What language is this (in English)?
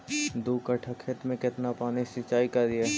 Magahi